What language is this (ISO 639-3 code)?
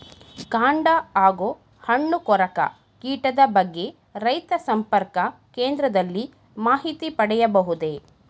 kan